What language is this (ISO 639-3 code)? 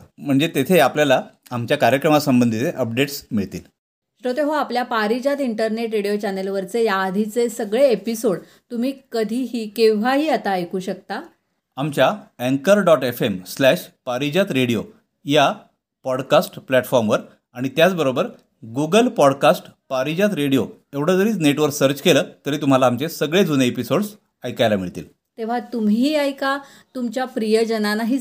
mar